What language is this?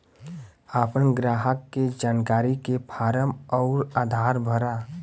Bhojpuri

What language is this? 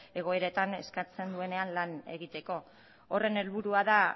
Basque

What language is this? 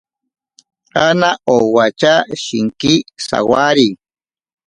Ashéninka Perené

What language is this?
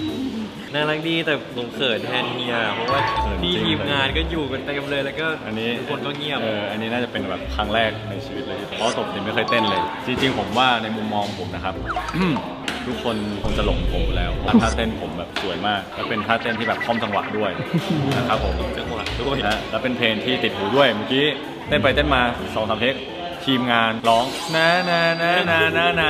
Thai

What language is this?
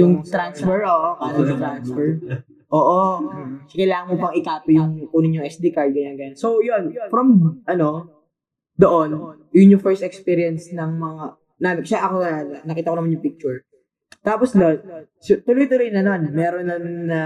Filipino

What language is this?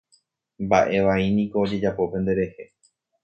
Guarani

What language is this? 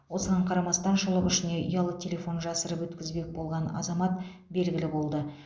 Kazakh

